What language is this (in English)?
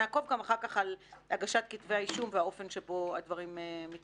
Hebrew